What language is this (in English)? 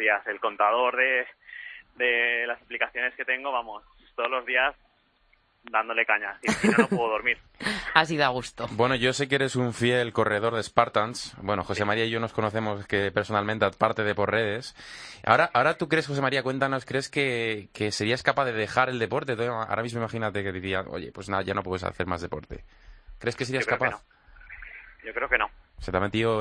Spanish